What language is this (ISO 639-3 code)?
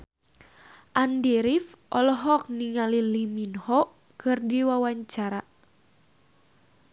sun